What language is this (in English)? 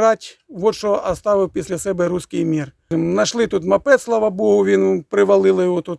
Ukrainian